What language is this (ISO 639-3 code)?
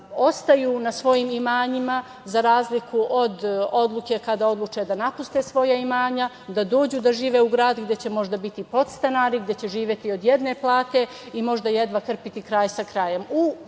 srp